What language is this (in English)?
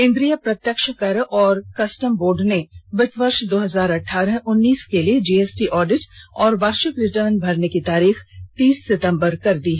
Hindi